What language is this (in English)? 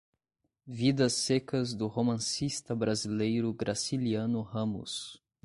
Portuguese